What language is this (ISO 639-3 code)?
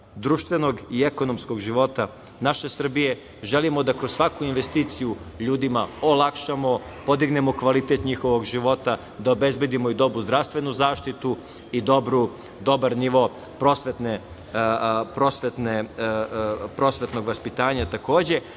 srp